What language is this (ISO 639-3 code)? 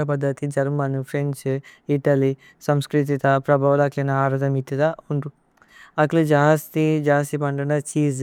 tcy